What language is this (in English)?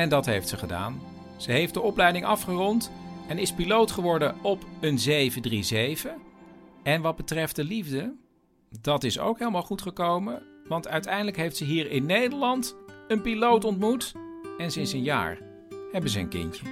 Dutch